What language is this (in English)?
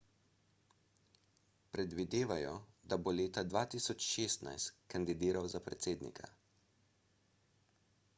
Slovenian